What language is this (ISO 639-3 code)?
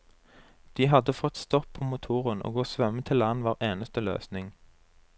nor